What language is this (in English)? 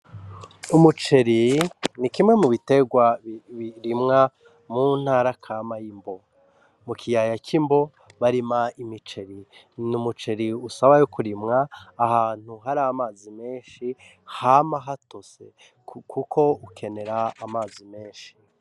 Rundi